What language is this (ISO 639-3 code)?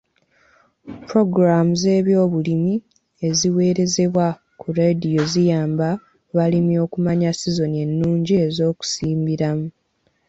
lug